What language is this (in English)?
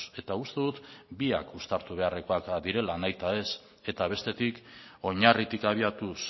Basque